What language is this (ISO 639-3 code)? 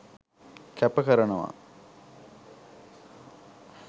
sin